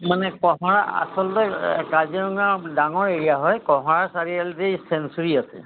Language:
Assamese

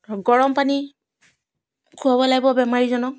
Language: Assamese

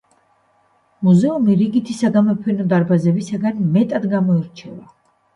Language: Georgian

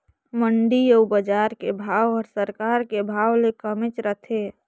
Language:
Chhattisgarhi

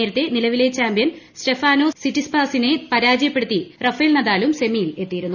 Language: Malayalam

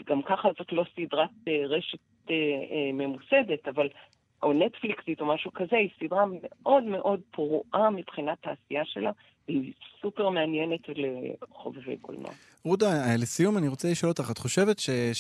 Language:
Hebrew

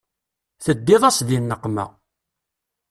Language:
Kabyle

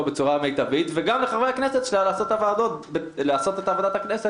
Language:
Hebrew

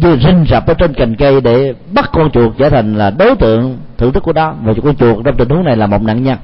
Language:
Vietnamese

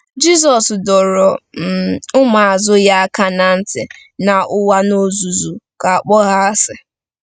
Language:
Igbo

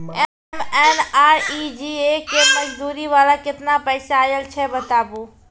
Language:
Maithili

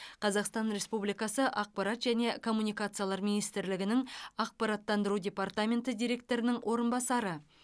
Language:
Kazakh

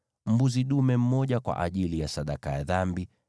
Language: Swahili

